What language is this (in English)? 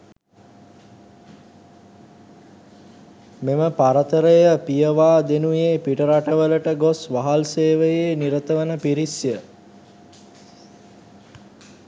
Sinhala